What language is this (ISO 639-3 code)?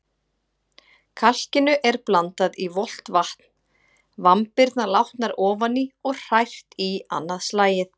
isl